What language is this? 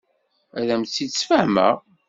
Kabyle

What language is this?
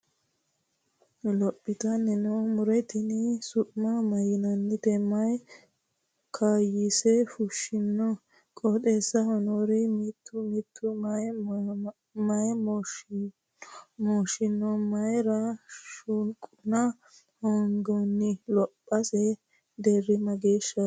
Sidamo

